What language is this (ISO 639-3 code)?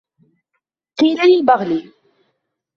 ara